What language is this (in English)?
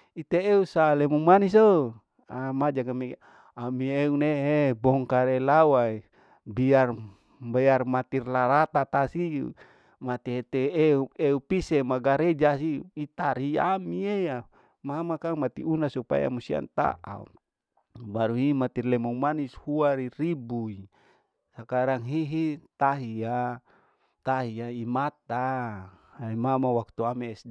Larike-Wakasihu